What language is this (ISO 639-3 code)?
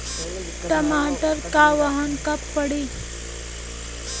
bho